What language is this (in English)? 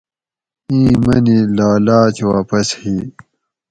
Gawri